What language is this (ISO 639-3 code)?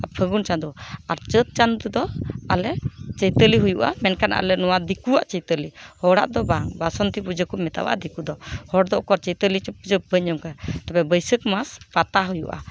sat